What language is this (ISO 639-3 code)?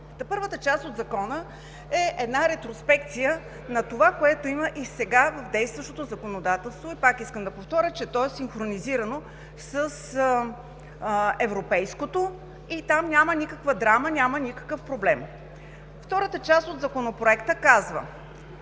bul